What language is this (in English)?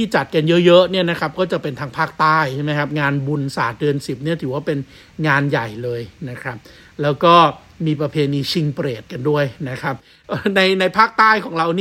Thai